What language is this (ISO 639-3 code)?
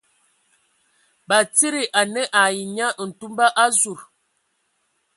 ewo